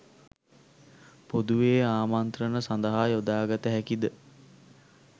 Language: Sinhala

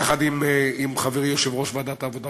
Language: Hebrew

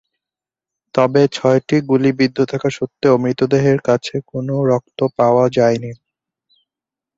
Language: Bangla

